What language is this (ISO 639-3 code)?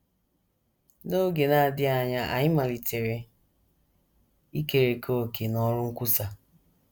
ibo